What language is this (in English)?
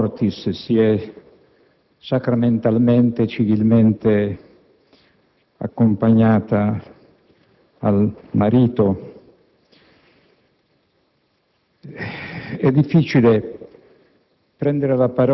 Italian